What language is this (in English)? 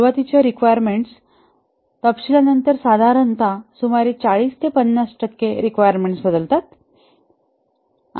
Marathi